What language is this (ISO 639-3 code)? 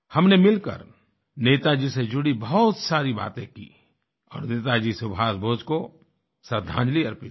hin